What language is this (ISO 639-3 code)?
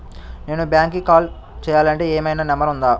tel